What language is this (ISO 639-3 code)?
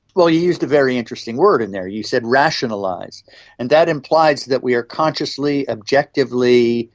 eng